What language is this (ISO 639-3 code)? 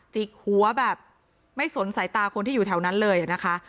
tha